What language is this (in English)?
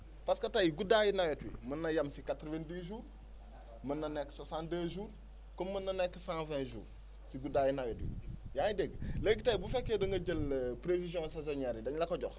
Wolof